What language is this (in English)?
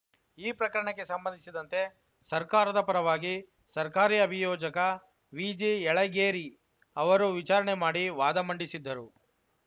Kannada